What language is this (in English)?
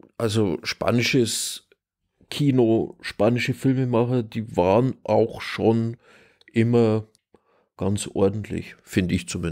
German